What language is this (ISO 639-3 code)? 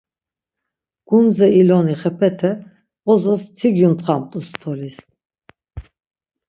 lzz